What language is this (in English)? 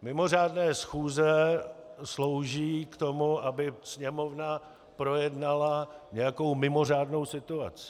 Czech